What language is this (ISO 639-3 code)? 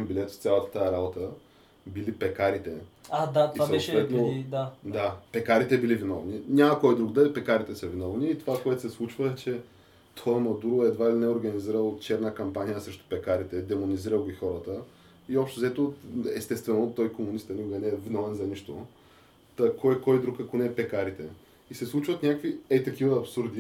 bul